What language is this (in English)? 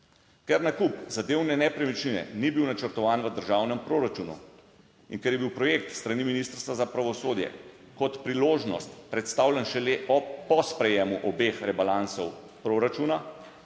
Slovenian